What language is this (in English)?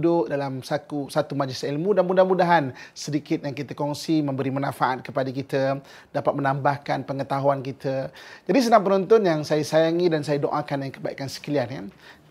Malay